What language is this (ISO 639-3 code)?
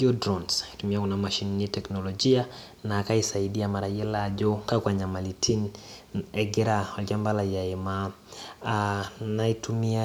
mas